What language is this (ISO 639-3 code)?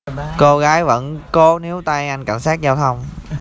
vie